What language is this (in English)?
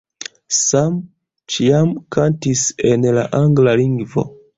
Esperanto